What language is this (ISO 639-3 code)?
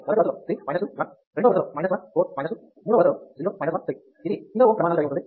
tel